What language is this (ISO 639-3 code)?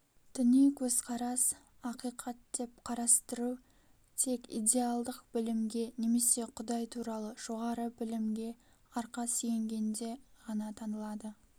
kaz